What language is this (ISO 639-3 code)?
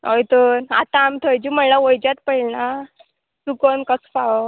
kok